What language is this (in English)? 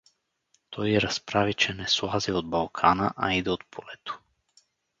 Bulgarian